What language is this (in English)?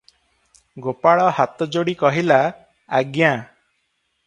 Odia